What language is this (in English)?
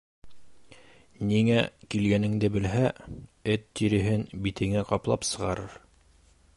Bashkir